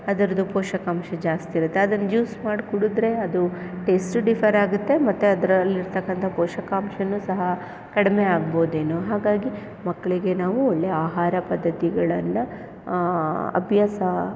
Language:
Kannada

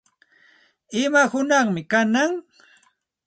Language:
Santa Ana de Tusi Pasco Quechua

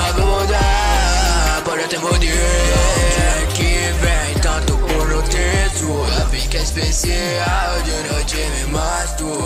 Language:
Arabic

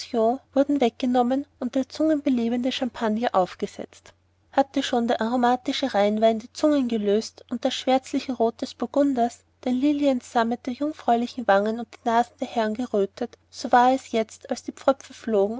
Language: German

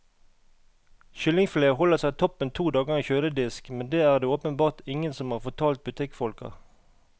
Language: Norwegian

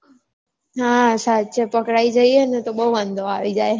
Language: Gujarati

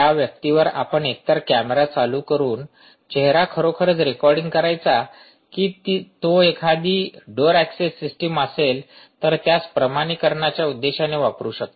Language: Marathi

